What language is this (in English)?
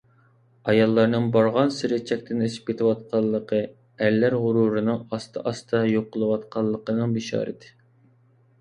Uyghur